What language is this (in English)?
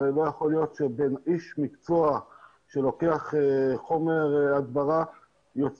Hebrew